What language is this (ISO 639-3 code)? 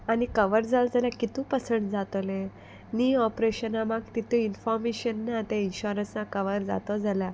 kok